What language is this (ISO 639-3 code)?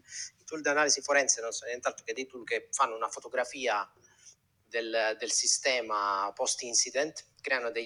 ita